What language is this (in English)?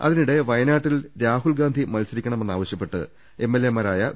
Malayalam